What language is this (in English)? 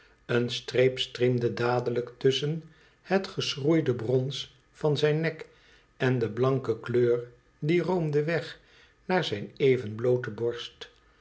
Dutch